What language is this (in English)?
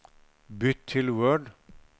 Norwegian